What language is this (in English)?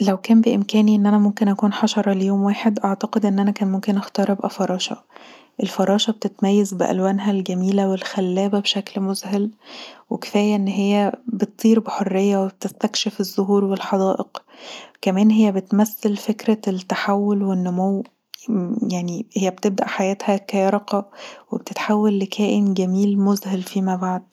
Egyptian Arabic